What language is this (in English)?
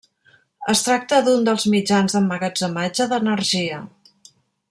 Catalan